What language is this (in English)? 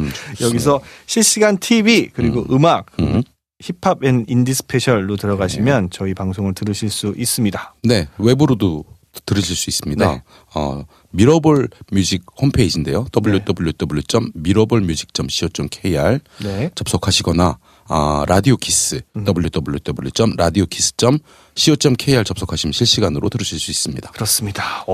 Korean